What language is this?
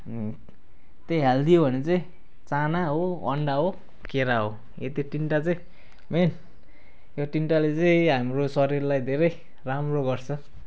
Nepali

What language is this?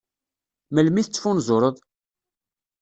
Kabyle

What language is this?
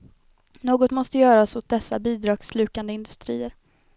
Swedish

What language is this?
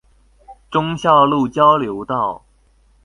Chinese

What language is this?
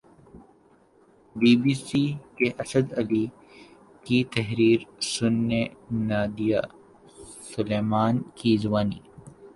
Urdu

